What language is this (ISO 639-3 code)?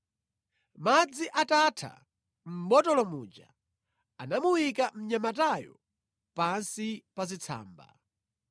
nya